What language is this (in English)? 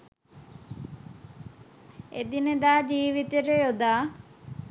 Sinhala